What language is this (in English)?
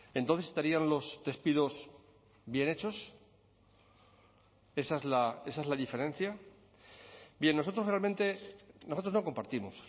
Spanish